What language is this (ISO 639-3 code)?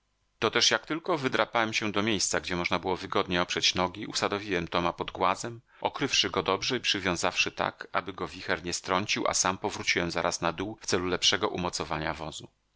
pol